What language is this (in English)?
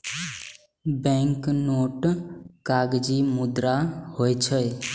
Maithili